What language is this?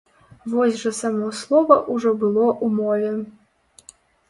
Belarusian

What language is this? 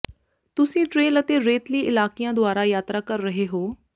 Punjabi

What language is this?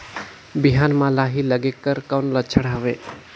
Chhattisgarhi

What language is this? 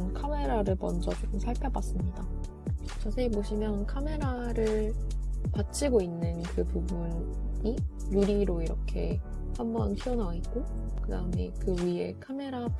Korean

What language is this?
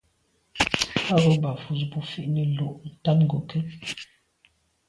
Medumba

